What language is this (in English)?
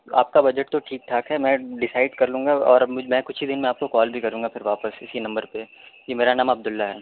Urdu